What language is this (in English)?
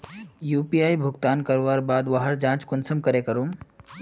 Magahi